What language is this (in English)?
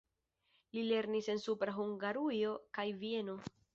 Esperanto